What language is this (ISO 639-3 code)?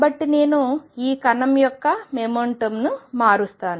tel